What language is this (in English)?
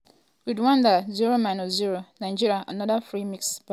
Nigerian Pidgin